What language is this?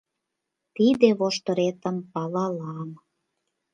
Mari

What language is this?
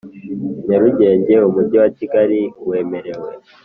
Kinyarwanda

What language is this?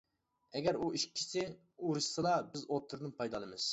Uyghur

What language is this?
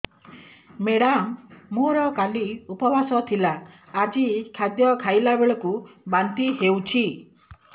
Odia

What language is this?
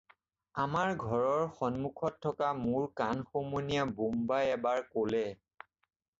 Assamese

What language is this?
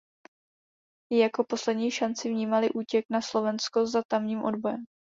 Czech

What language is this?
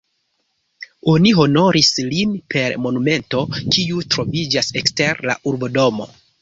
Esperanto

